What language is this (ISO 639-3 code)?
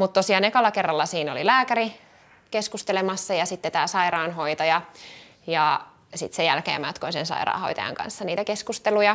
fin